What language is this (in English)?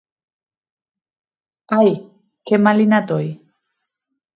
Asturian